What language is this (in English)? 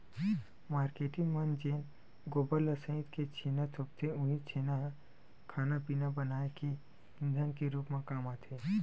Chhattisgarhi